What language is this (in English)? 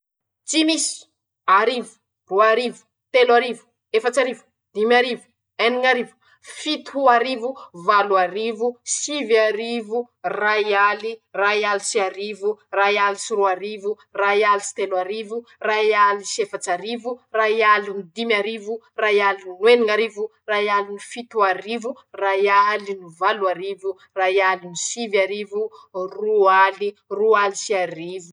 Masikoro Malagasy